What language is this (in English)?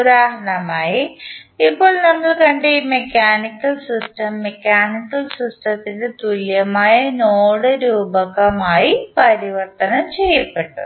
Malayalam